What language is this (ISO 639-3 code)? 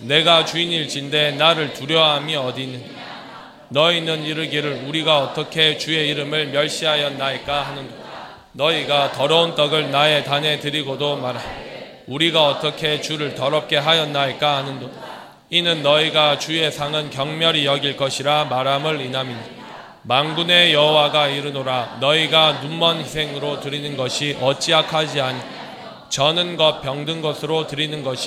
kor